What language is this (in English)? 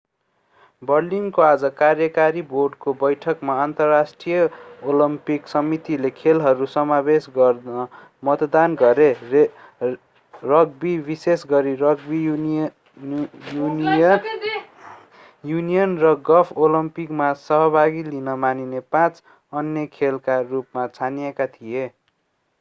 Nepali